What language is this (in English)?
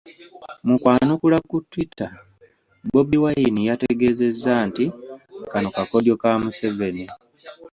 Ganda